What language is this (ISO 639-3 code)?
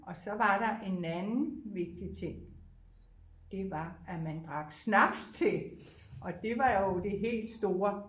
dan